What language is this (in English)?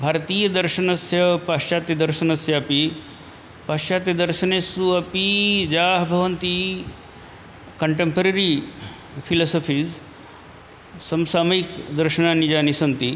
Sanskrit